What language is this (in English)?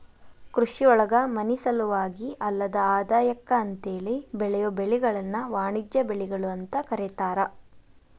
Kannada